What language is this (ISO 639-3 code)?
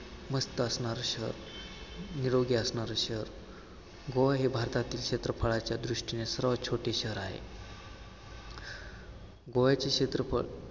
mar